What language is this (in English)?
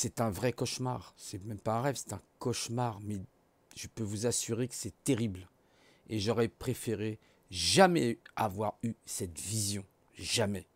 French